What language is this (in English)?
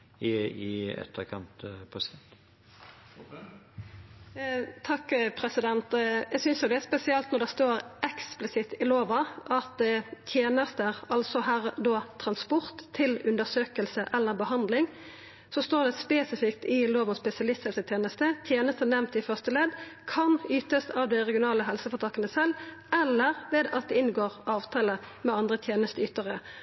Norwegian